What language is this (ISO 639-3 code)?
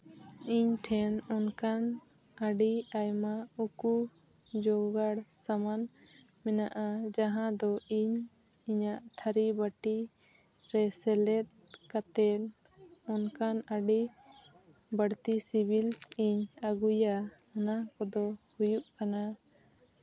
sat